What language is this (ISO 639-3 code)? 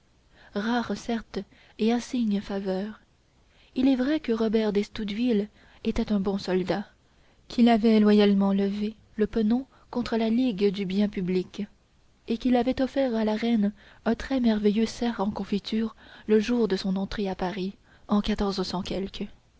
fra